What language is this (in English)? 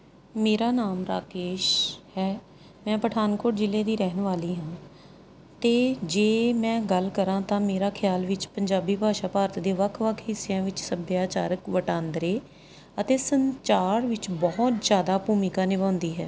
Punjabi